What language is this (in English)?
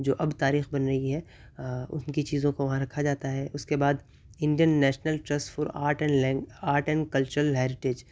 Urdu